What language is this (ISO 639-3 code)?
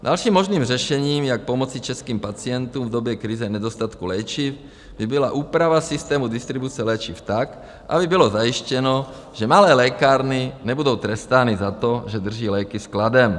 ces